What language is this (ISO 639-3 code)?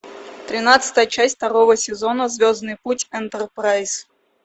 rus